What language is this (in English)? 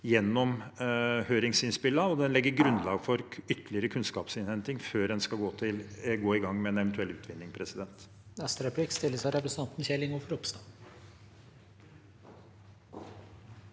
Norwegian